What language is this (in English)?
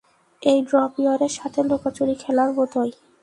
Bangla